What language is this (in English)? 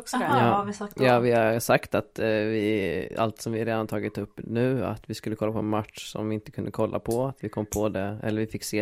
Swedish